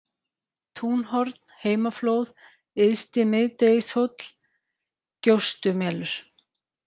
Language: Icelandic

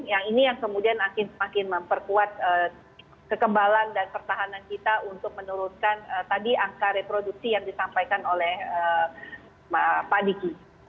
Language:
Indonesian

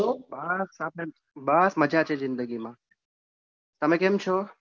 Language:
Gujarati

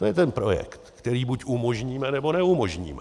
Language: Czech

